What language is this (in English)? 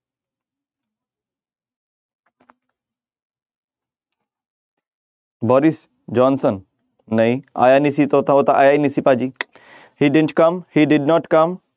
Punjabi